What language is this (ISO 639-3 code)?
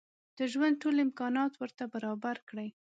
pus